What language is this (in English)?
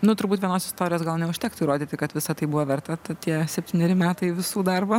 Lithuanian